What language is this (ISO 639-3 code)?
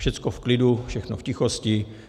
ces